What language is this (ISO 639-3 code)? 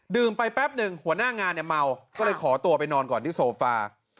tha